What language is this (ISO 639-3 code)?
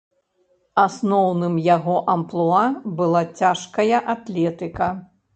bel